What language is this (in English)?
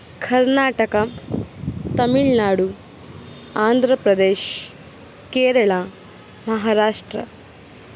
Kannada